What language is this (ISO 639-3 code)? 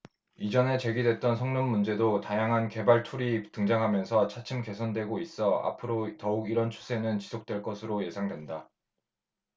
kor